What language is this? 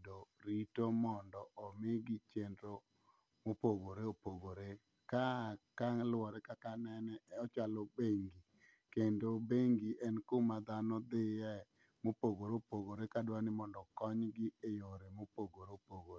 Luo (Kenya and Tanzania)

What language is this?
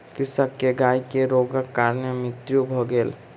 Maithili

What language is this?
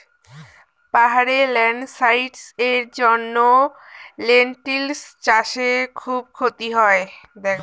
Bangla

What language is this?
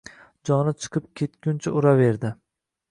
Uzbek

